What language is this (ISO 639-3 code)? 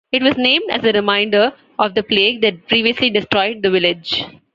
eng